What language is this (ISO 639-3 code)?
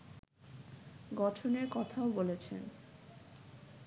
ben